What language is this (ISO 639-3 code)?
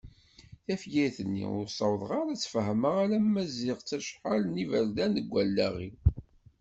kab